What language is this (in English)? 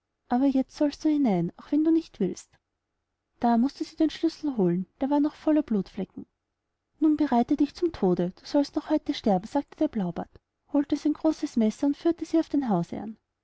German